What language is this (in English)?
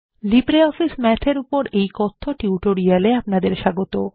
Bangla